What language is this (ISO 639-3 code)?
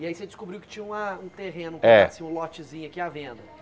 por